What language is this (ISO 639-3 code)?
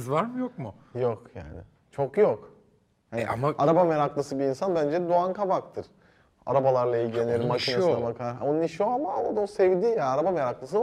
tur